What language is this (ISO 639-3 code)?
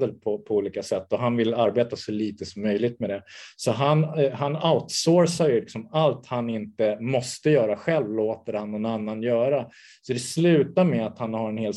swe